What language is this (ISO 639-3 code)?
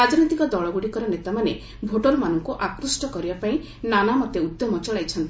ori